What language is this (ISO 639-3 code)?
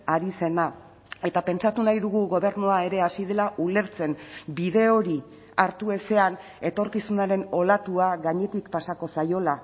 eus